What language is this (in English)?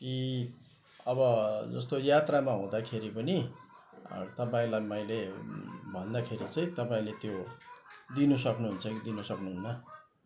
Nepali